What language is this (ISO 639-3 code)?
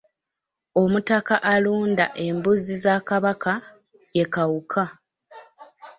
lug